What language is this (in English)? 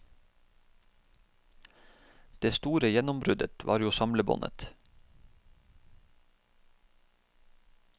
Norwegian